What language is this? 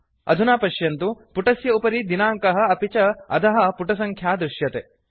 Sanskrit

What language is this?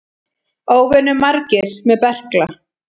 Icelandic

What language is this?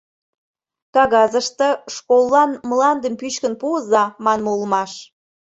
Mari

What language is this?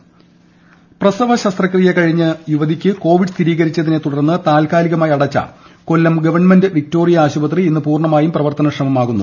Malayalam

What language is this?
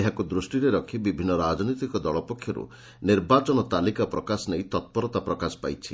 Odia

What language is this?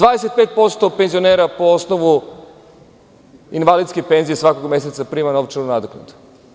Serbian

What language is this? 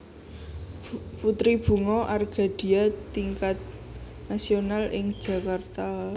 Javanese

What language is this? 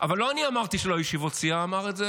Hebrew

